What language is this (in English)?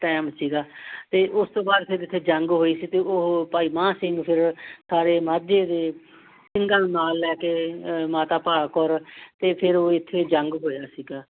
Punjabi